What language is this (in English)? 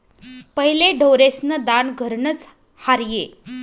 Marathi